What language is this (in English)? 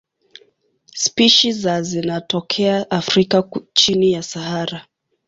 Swahili